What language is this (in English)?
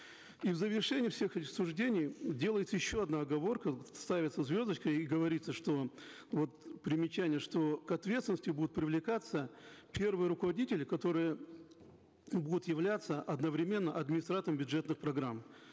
Kazakh